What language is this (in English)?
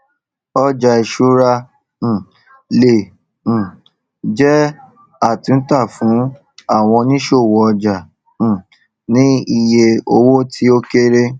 Yoruba